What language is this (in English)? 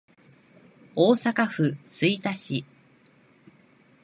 Japanese